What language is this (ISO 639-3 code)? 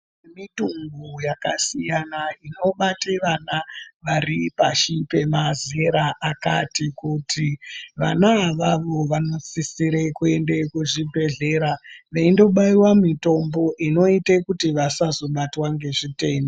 ndc